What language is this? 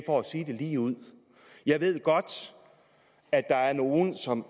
Danish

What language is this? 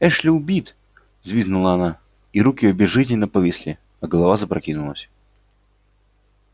Russian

